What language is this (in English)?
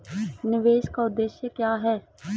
Hindi